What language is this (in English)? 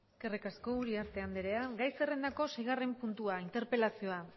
Basque